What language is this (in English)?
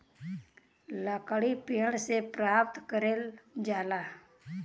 Bhojpuri